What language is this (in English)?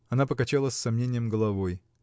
Russian